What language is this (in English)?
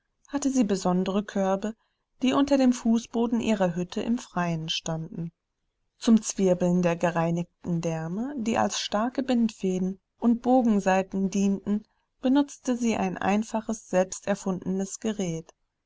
German